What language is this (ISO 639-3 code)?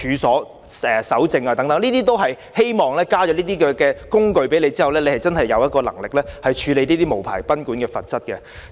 yue